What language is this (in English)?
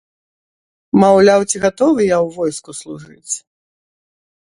Belarusian